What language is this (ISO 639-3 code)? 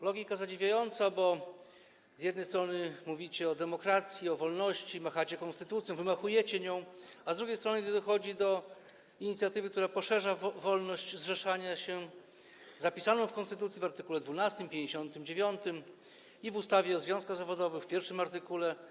pol